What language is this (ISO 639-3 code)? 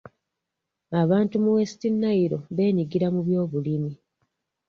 lug